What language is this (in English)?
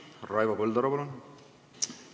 Estonian